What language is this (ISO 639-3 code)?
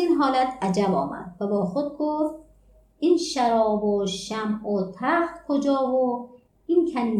fas